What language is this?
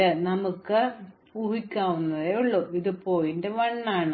Malayalam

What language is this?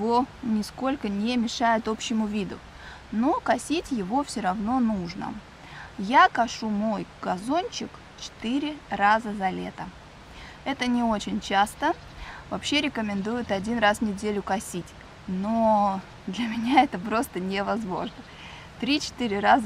Russian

